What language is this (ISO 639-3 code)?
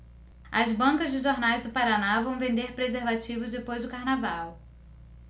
por